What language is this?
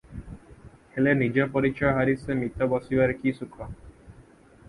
Odia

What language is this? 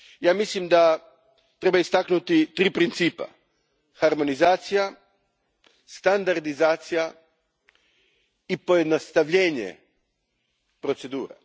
Croatian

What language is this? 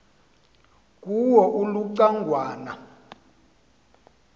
Xhosa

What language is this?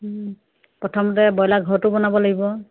Assamese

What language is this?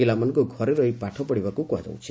Odia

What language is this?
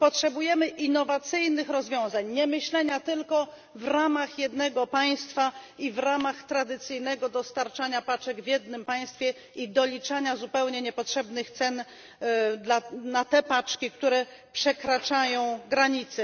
Polish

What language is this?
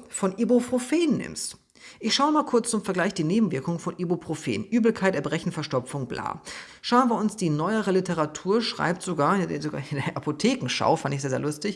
German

